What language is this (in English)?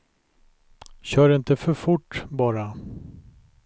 Swedish